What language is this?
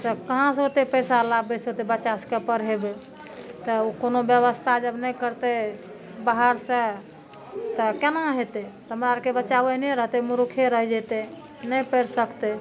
Maithili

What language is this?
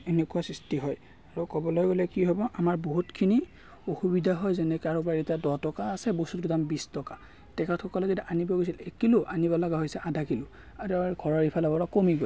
Assamese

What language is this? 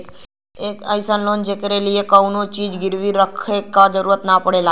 Bhojpuri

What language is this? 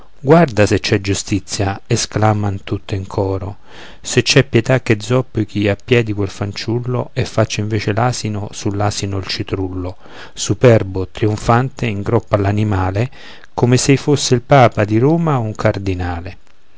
Italian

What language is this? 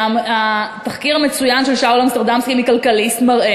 Hebrew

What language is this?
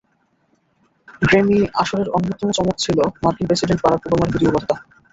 Bangla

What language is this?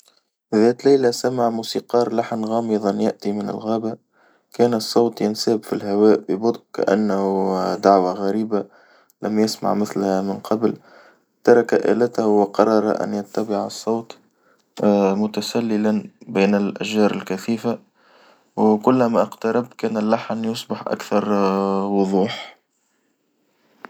Tunisian Arabic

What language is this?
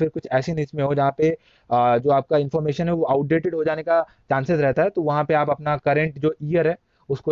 Hindi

